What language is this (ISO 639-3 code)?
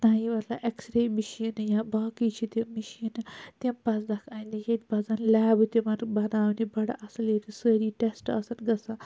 kas